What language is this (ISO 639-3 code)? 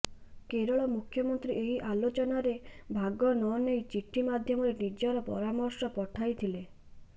ori